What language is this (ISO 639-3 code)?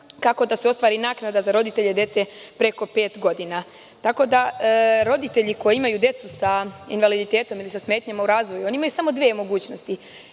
srp